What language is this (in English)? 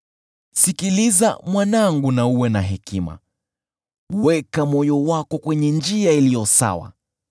Swahili